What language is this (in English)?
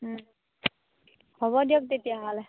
Assamese